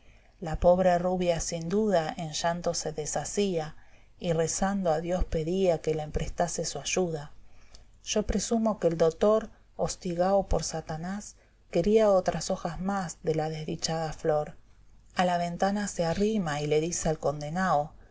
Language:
Spanish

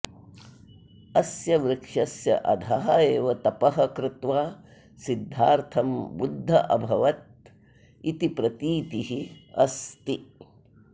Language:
Sanskrit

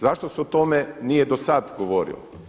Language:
Croatian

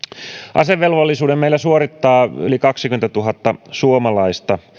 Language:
Finnish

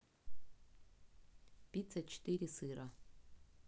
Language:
Russian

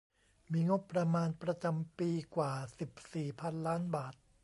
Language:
Thai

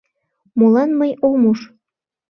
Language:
Mari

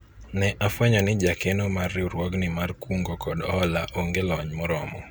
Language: Luo (Kenya and Tanzania)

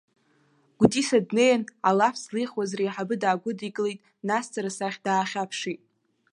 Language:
Abkhazian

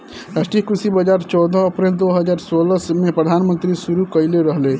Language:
Bhojpuri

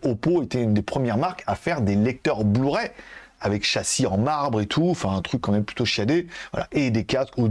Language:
French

